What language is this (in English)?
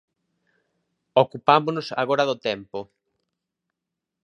Galician